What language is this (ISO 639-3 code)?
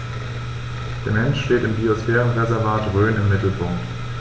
deu